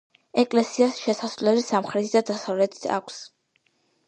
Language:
Georgian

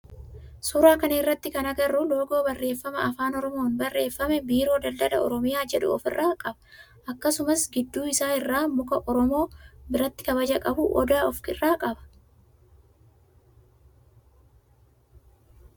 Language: Oromo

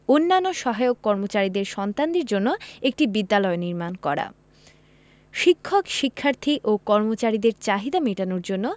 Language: Bangla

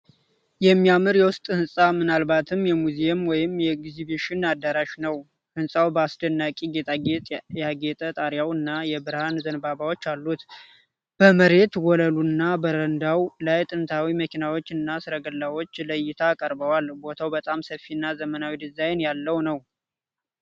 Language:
Amharic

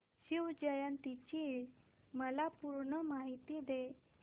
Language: Marathi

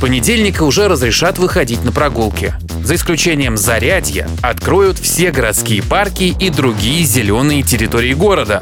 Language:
Russian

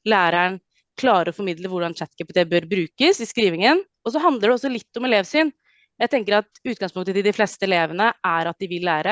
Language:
Norwegian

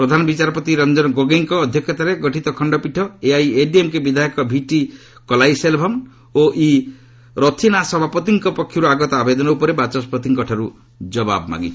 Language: Odia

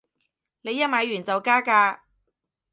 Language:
Cantonese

